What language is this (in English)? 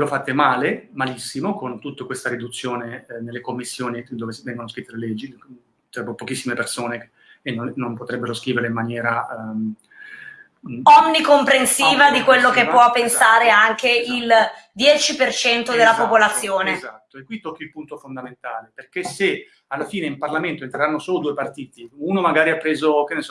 Italian